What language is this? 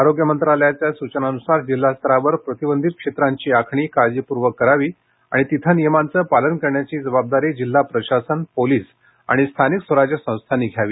Marathi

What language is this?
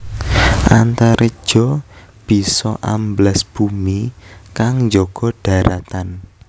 Javanese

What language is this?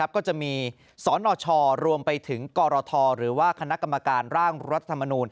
Thai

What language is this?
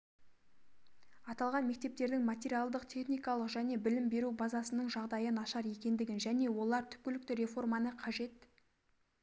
Kazakh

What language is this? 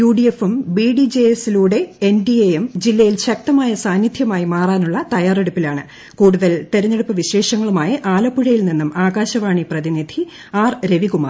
Malayalam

